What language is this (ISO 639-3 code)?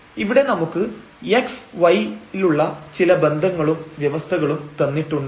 mal